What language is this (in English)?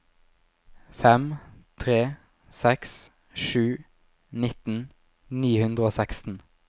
Norwegian